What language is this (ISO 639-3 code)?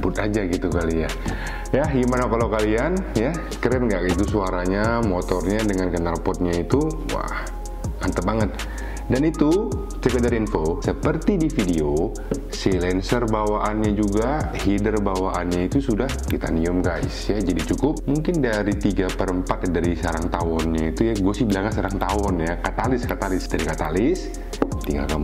ind